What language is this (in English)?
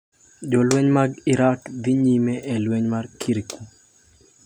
Luo (Kenya and Tanzania)